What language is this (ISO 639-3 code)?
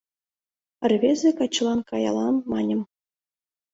chm